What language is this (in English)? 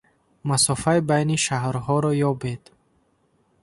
Tajik